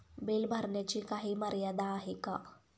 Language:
Marathi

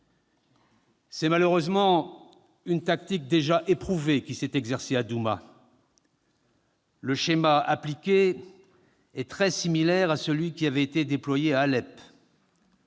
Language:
French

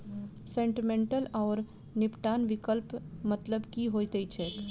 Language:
Maithili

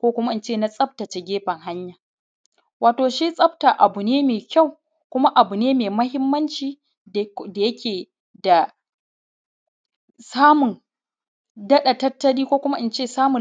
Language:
Hausa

